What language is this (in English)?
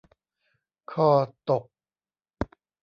Thai